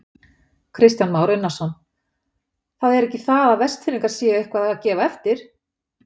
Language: Icelandic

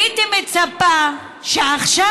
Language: Hebrew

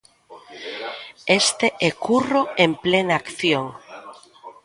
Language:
Galician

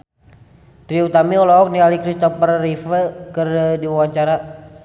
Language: Sundanese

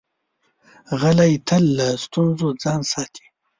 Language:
Pashto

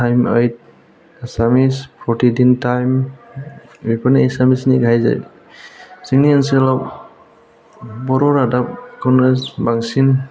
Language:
Bodo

